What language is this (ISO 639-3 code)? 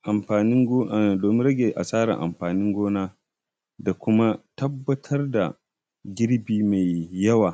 hau